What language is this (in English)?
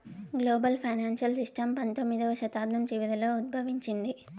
Telugu